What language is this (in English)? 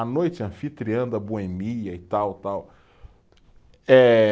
Portuguese